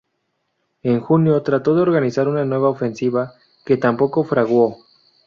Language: Spanish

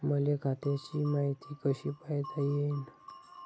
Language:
Marathi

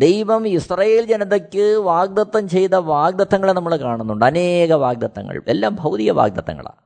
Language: Malayalam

